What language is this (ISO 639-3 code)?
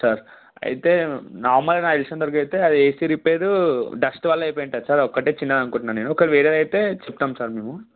tel